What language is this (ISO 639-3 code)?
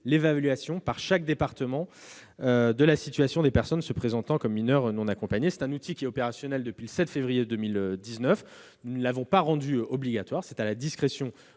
fra